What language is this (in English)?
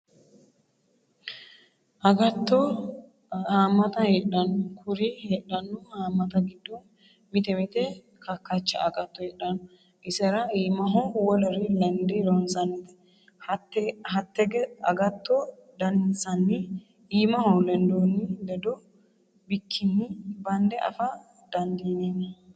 Sidamo